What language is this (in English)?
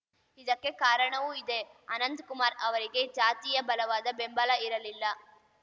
Kannada